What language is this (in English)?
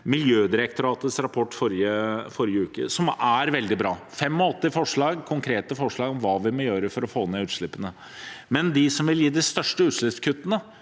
Norwegian